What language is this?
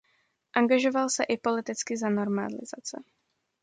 Czech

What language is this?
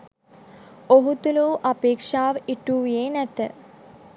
Sinhala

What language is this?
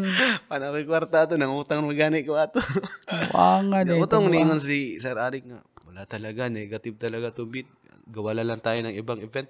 Filipino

